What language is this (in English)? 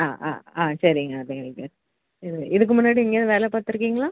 Tamil